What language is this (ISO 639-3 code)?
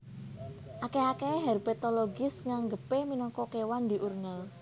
jav